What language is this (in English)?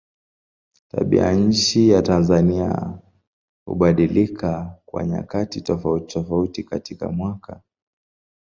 Swahili